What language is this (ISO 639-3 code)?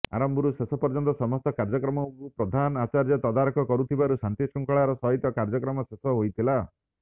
ori